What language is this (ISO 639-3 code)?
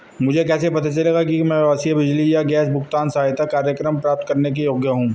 hin